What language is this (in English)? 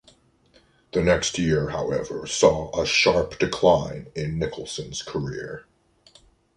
English